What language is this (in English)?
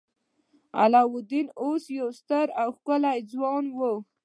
Pashto